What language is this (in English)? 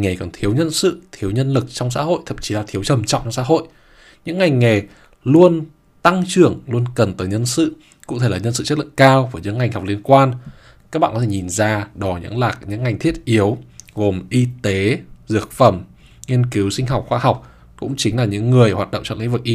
Vietnamese